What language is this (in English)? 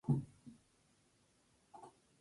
Spanish